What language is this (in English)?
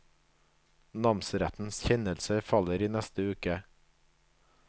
Norwegian